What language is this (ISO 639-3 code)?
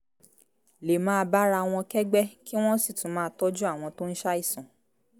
yor